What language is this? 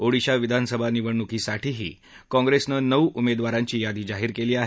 Marathi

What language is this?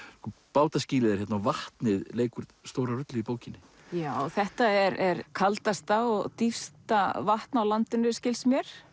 Icelandic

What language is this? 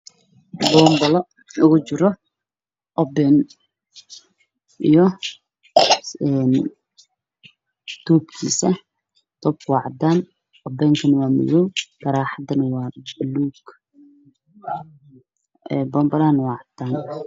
Somali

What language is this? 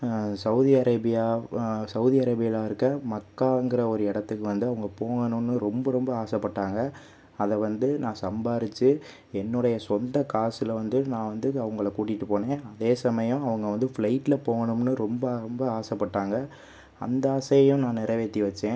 Tamil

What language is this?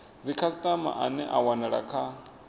Venda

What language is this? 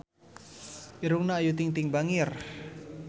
Sundanese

